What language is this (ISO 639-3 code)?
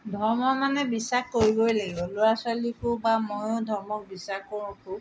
asm